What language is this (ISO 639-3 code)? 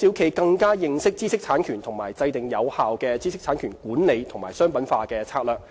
yue